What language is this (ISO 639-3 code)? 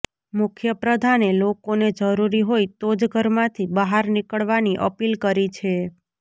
guj